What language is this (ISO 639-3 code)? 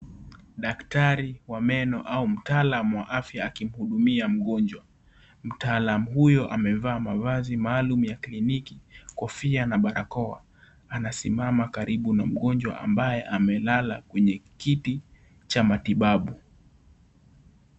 swa